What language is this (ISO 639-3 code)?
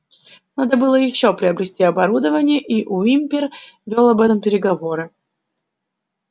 rus